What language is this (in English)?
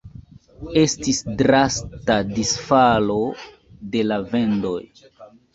Esperanto